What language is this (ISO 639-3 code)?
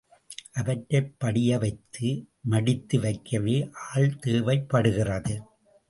tam